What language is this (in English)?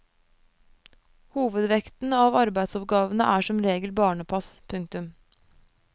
Norwegian